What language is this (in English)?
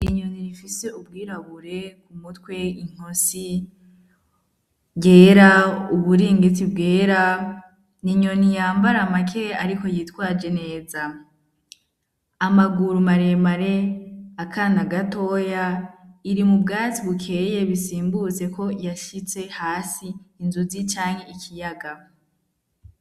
Rundi